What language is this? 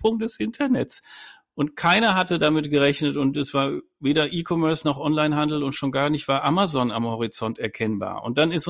German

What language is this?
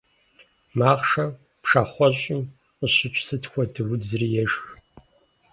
Kabardian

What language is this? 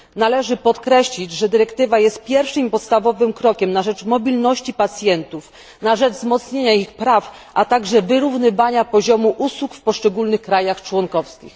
Polish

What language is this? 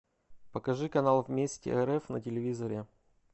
Russian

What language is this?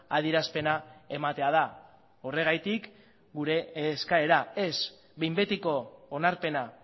Basque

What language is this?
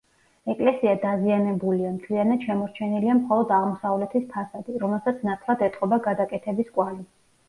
Georgian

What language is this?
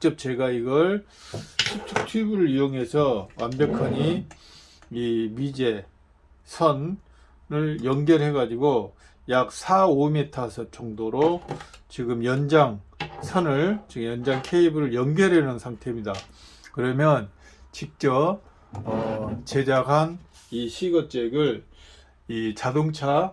Korean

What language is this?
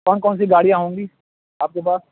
Urdu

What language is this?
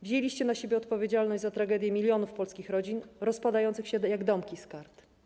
Polish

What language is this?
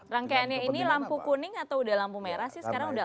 Indonesian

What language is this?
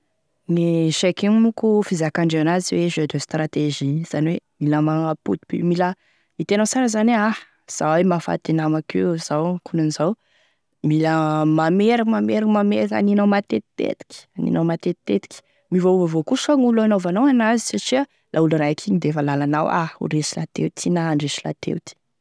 Tesaka Malagasy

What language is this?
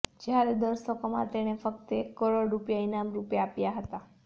Gujarati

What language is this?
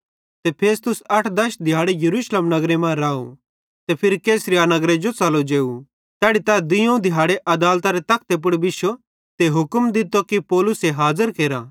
Bhadrawahi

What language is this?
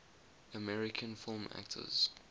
English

